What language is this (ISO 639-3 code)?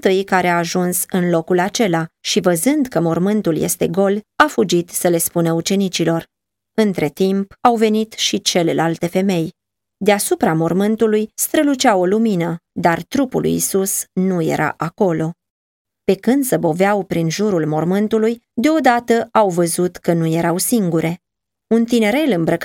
ron